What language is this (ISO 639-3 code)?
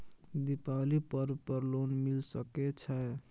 mai